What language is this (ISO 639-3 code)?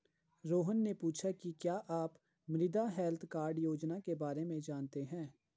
hin